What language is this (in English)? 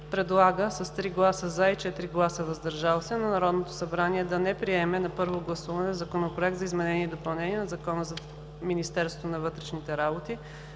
Bulgarian